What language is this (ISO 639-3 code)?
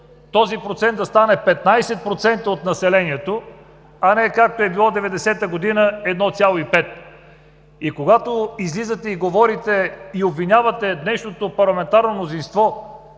bul